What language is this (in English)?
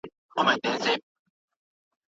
Pashto